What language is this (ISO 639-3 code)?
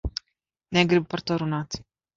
lav